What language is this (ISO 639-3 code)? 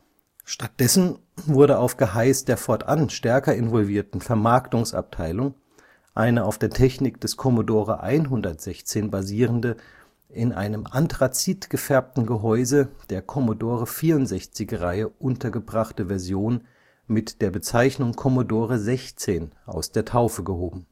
deu